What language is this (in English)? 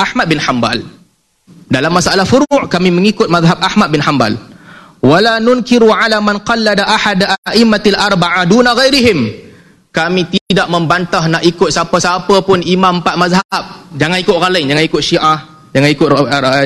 Malay